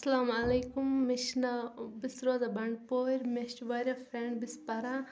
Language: Kashmiri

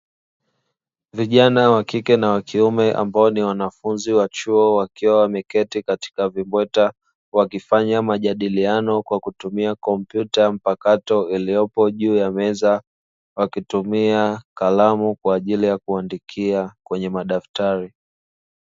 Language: Swahili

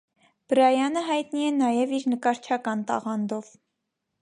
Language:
Armenian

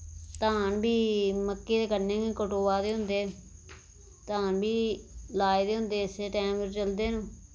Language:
Dogri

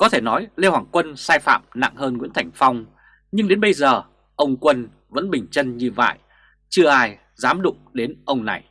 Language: Vietnamese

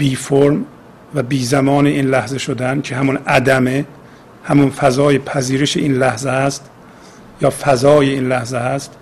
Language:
Persian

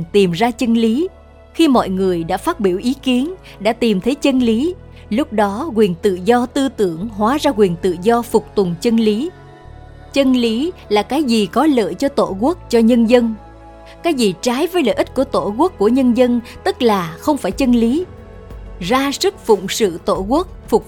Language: Vietnamese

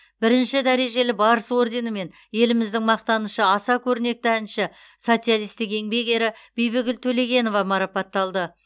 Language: Kazakh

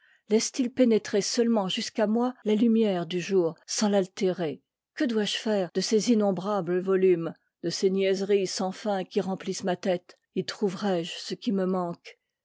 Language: French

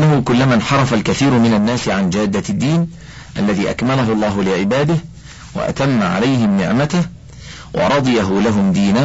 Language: Arabic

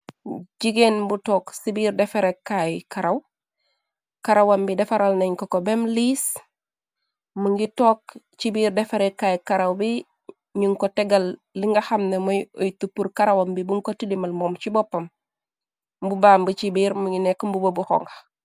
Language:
Wolof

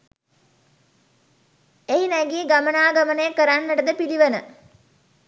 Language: Sinhala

